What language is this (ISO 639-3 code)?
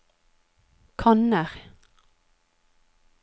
nor